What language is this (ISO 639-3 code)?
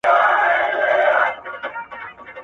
pus